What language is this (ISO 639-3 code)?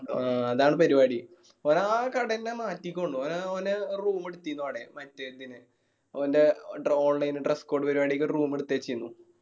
mal